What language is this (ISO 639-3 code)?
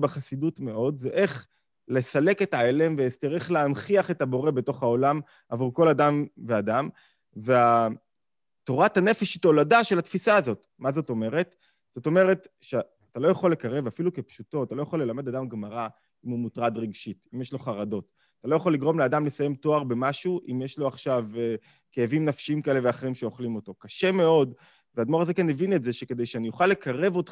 heb